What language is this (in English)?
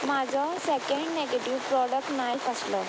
Konkani